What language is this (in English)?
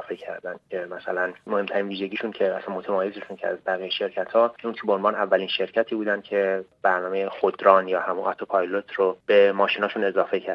Persian